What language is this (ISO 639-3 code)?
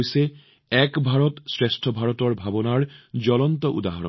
asm